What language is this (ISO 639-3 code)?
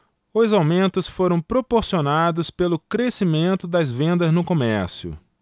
por